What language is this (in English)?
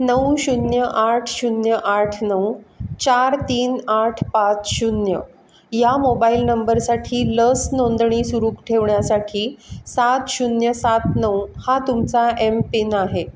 Marathi